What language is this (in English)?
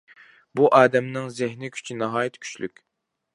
Uyghur